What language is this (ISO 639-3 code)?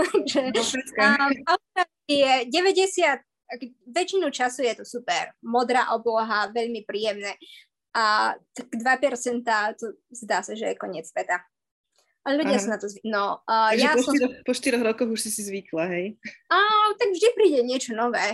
slk